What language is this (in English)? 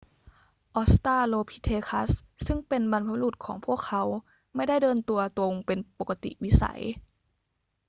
Thai